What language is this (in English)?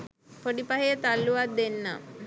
Sinhala